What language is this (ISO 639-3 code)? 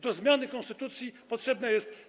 pol